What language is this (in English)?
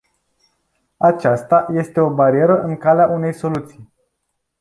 Romanian